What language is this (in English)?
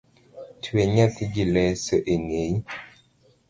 Luo (Kenya and Tanzania)